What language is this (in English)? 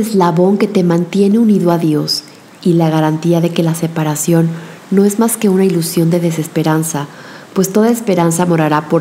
Spanish